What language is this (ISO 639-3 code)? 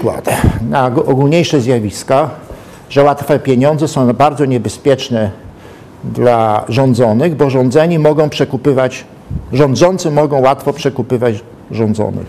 pol